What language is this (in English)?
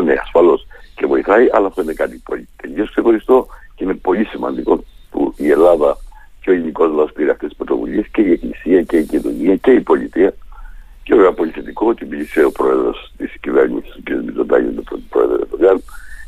Greek